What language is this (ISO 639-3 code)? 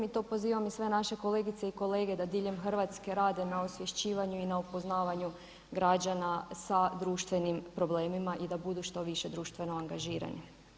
hrv